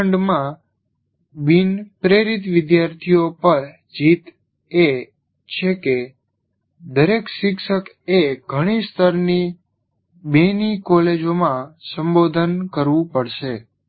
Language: Gujarati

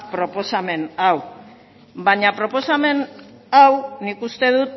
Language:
Basque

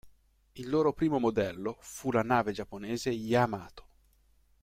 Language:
Italian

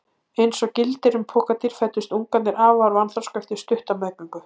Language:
Icelandic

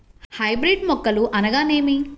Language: Telugu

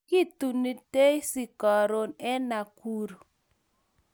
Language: Kalenjin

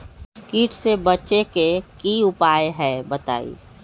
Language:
Magahi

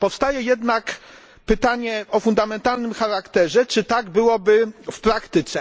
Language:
Polish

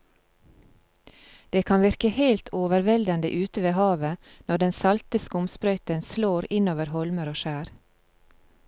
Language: Norwegian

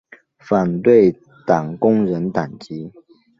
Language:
Chinese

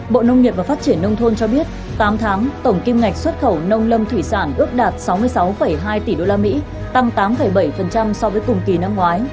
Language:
Vietnamese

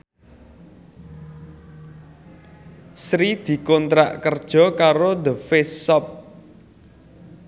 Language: Javanese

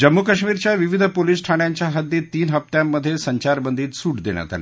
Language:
Marathi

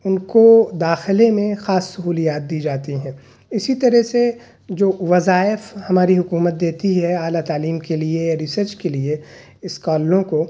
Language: Urdu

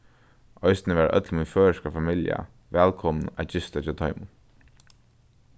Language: Faroese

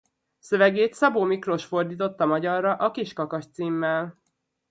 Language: Hungarian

